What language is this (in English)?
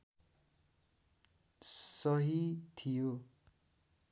Nepali